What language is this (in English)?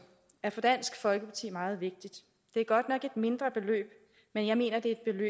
Danish